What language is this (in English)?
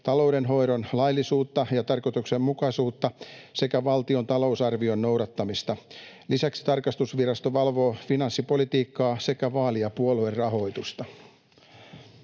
Finnish